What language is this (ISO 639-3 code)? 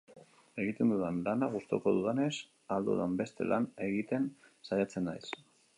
eus